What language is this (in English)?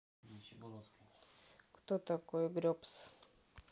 Russian